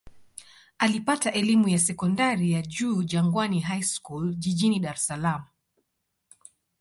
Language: Swahili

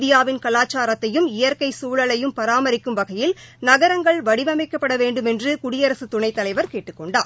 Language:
Tamil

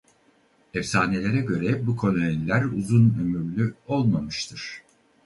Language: Turkish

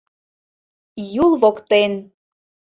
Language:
Mari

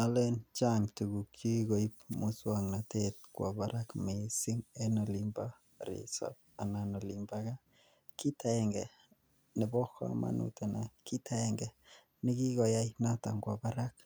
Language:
Kalenjin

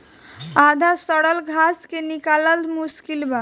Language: Bhojpuri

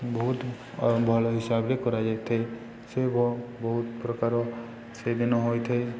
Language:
Odia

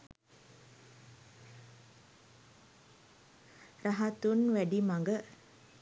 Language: Sinhala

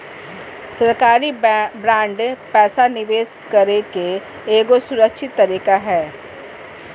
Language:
Magahi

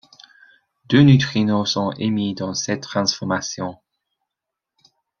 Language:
French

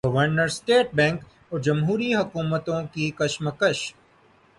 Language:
Urdu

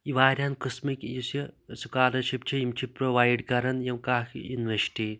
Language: Kashmiri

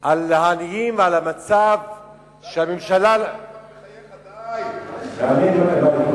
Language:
Hebrew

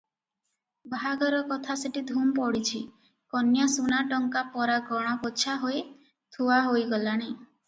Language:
Odia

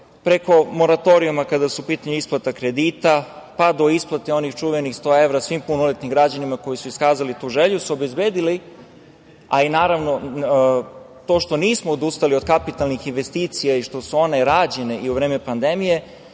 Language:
Serbian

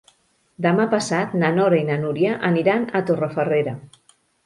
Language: Catalan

